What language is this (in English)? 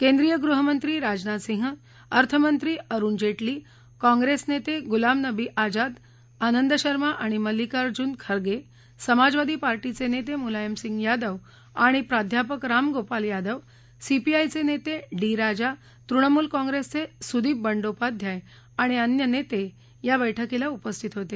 Marathi